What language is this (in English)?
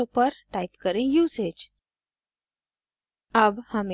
Hindi